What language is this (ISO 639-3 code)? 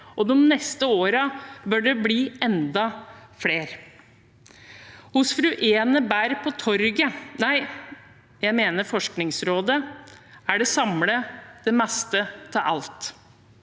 nor